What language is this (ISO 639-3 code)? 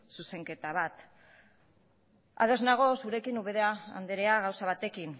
eus